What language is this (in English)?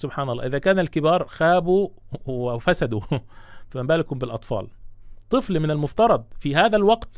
Arabic